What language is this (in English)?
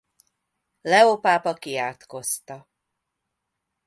Hungarian